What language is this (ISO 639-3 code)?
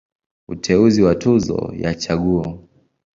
swa